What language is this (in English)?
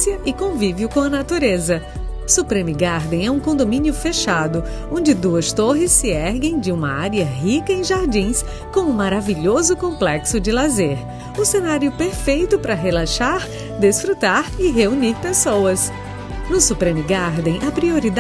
Portuguese